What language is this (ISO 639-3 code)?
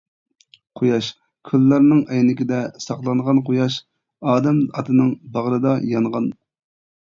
uig